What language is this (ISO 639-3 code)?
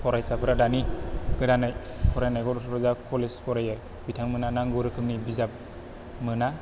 brx